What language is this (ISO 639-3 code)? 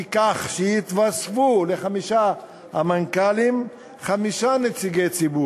heb